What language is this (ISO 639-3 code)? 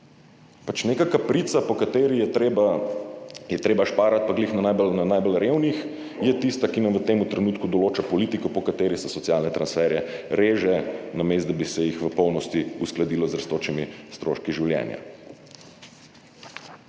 slv